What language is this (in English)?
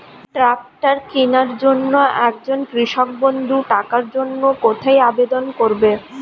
Bangla